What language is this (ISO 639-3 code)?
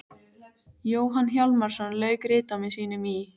isl